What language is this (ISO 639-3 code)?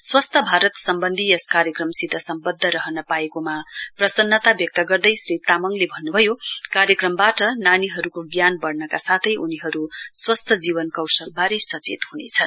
nep